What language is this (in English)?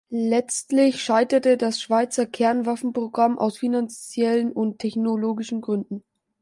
German